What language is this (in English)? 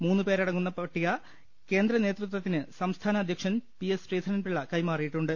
Malayalam